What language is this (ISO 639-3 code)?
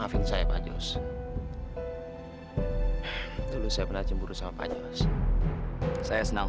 ind